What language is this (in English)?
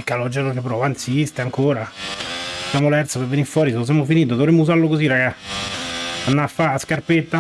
Italian